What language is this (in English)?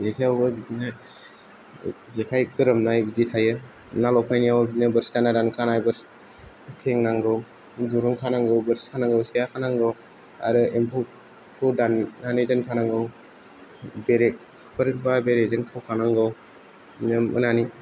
Bodo